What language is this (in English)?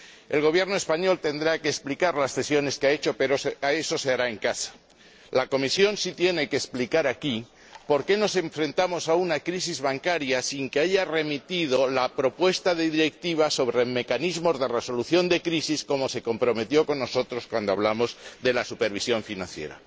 Spanish